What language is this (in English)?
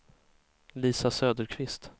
Swedish